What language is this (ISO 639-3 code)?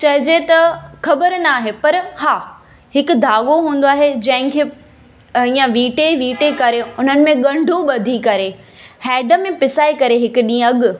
snd